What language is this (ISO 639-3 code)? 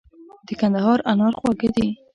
pus